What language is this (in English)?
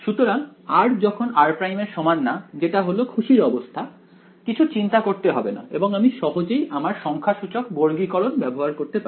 Bangla